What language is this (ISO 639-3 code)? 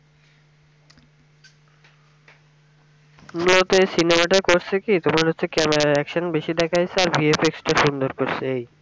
ben